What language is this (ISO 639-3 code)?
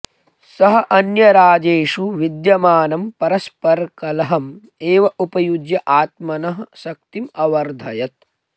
san